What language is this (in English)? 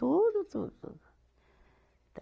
Portuguese